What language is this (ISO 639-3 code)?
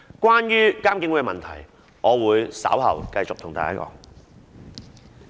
yue